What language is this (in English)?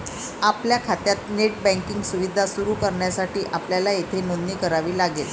Marathi